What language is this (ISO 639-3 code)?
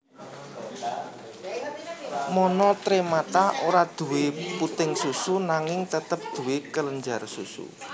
jav